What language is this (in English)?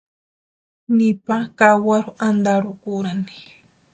Western Highland Purepecha